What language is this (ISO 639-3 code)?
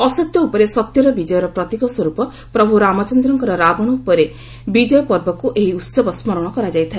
ori